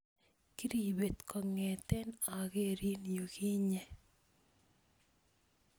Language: Kalenjin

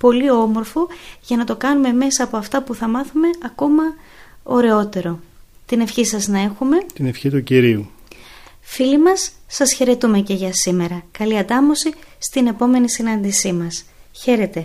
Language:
Greek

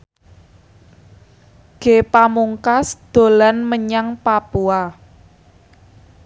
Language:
Javanese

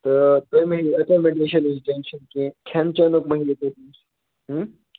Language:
Kashmiri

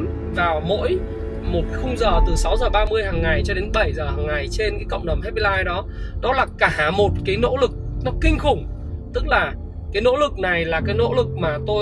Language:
Vietnamese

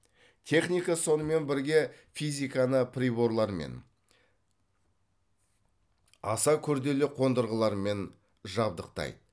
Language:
Kazakh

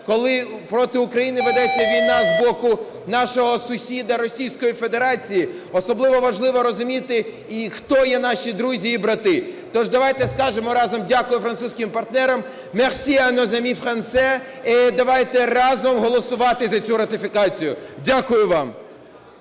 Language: Ukrainian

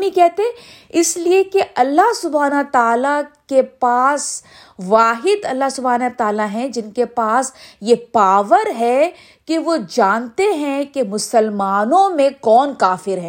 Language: Urdu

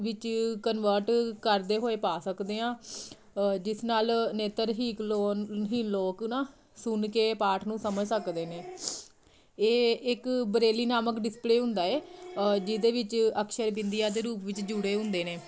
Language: Punjabi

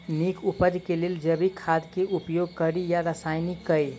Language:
Maithili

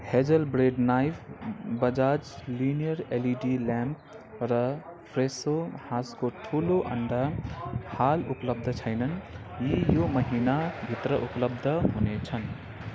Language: Nepali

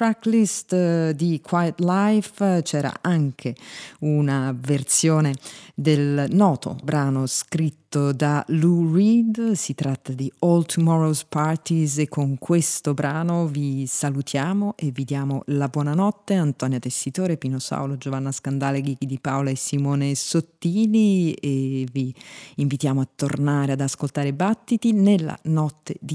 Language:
Italian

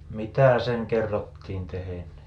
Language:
Finnish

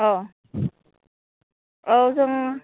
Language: Bodo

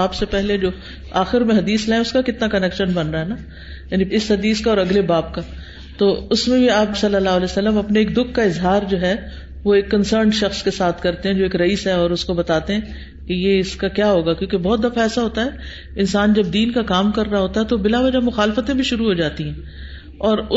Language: Urdu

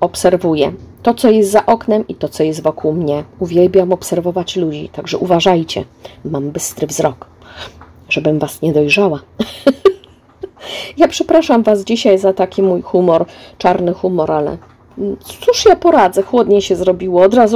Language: Polish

